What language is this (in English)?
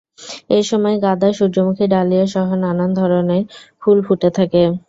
Bangla